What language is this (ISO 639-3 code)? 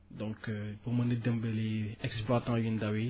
wol